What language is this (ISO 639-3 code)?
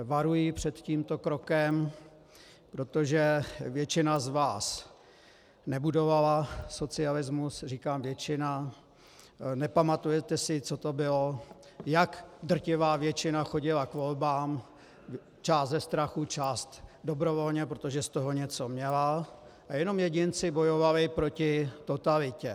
ces